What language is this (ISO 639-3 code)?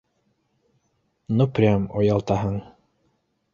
bak